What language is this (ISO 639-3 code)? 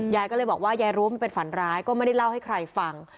tha